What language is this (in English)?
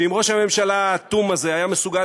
Hebrew